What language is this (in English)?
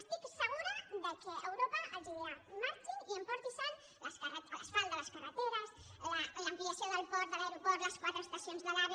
Catalan